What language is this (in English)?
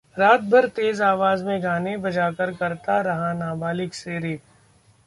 Hindi